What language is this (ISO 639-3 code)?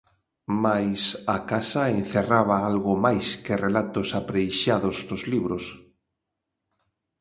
glg